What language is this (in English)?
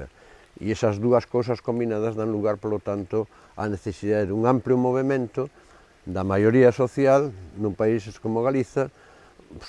Spanish